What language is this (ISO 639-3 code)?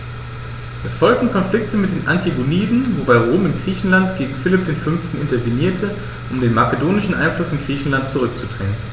deu